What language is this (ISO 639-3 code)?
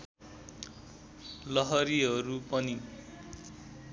nep